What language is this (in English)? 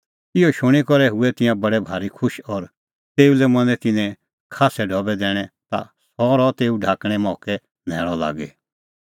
Kullu Pahari